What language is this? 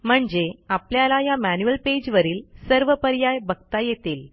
Marathi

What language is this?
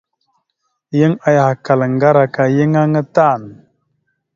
Mada (Cameroon)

